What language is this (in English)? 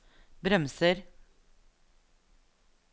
Norwegian